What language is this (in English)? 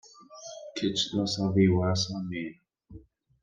Kabyle